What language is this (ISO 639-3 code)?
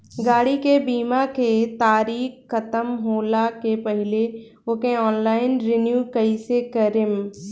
bho